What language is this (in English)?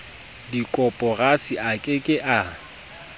Southern Sotho